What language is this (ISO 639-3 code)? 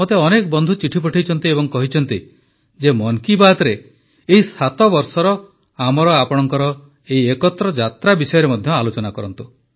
ori